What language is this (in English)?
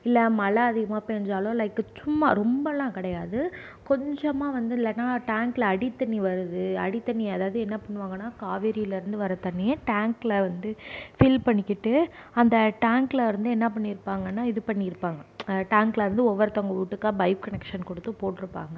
Tamil